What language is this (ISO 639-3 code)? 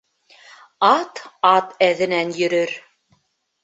bak